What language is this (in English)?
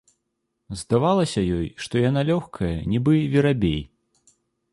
Belarusian